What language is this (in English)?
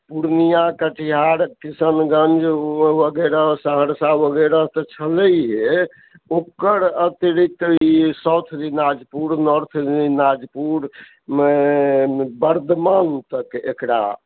Maithili